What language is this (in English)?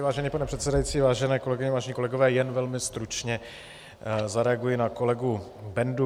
Czech